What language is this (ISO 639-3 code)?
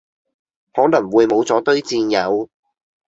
yue